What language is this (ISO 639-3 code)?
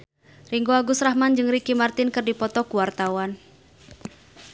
sun